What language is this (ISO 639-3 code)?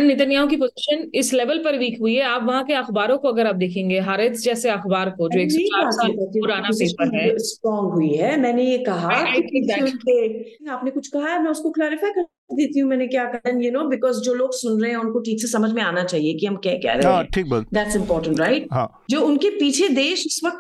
hin